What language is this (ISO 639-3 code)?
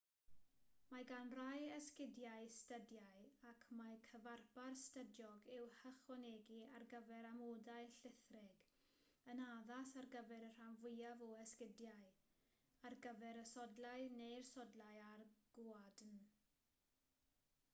cym